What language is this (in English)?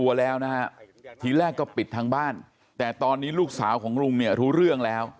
Thai